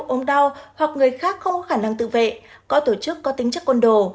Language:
Vietnamese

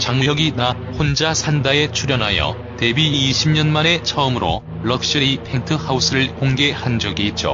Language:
Korean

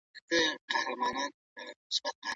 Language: Pashto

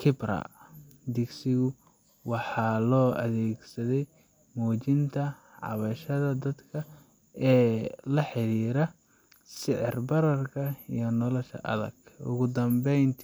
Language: Somali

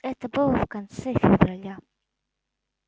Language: Russian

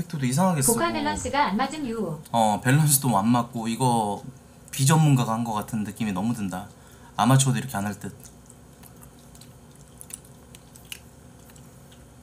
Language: Korean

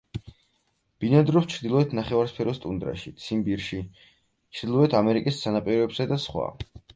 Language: Georgian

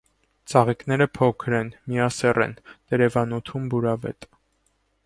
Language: Armenian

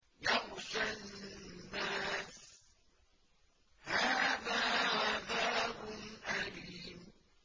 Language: Arabic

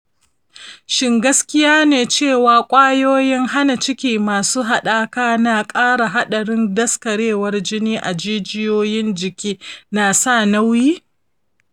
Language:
Hausa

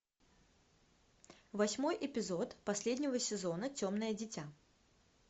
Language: Russian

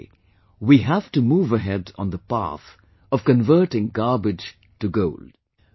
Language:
English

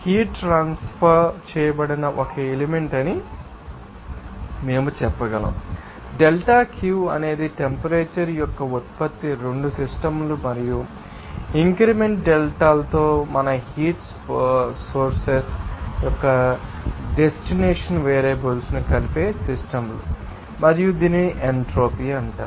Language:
Telugu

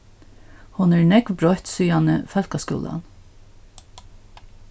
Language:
Faroese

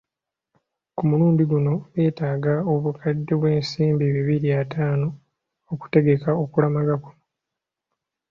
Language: Ganda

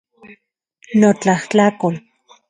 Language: Central Puebla Nahuatl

